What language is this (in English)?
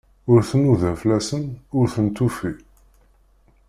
Kabyle